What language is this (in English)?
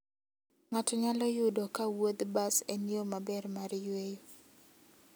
Luo (Kenya and Tanzania)